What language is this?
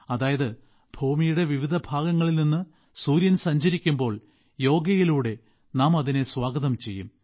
Malayalam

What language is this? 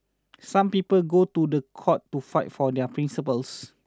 English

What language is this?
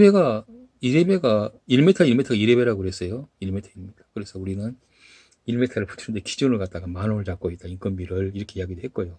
Korean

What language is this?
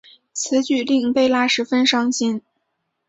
Chinese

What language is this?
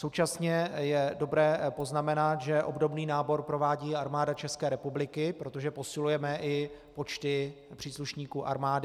Czech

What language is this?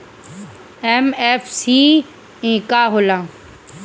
Bhojpuri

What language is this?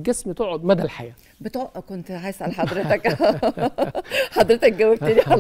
Arabic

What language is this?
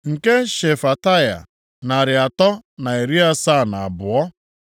Igbo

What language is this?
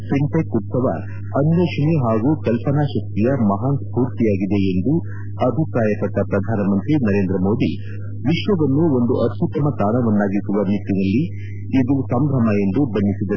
Kannada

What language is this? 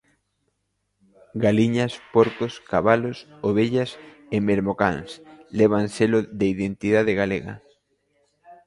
Galician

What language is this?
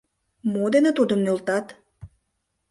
Mari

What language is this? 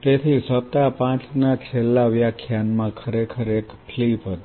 Gujarati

